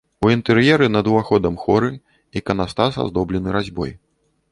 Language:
Belarusian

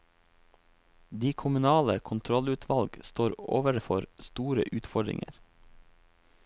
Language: Norwegian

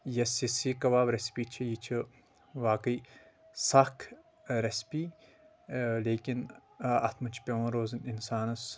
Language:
Kashmiri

